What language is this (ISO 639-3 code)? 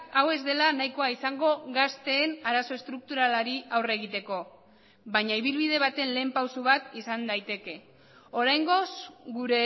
eus